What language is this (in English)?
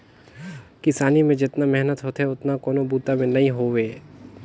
Chhattisgarhi